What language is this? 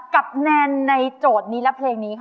Thai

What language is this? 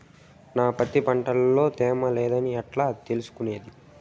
Telugu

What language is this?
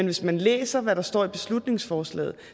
Danish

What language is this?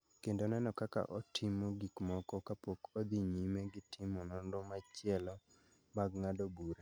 Luo (Kenya and Tanzania)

